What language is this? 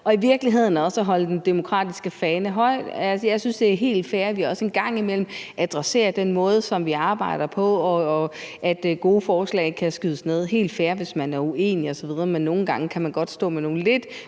Danish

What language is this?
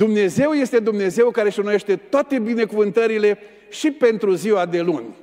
Romanian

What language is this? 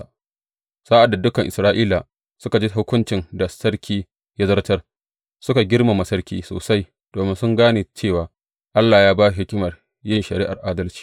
Hausa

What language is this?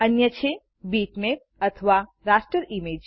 Gujarati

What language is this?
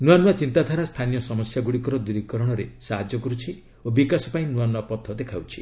Odia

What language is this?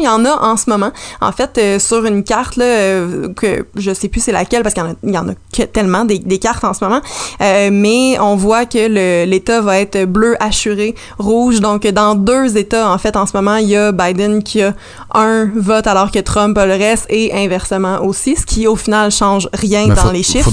French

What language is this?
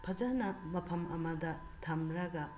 Manipuri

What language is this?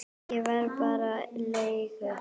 Icelandic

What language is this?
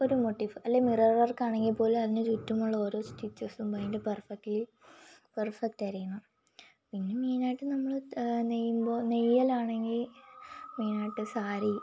Malayalam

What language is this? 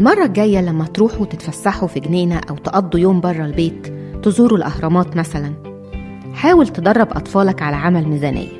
Arabic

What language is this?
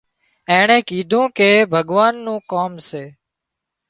Wadiyara Koli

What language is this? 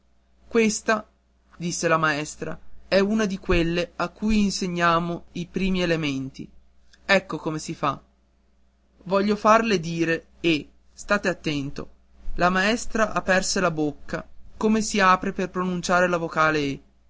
Italian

